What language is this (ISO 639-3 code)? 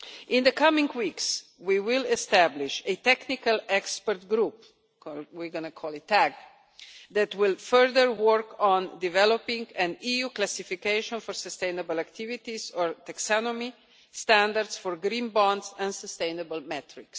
eng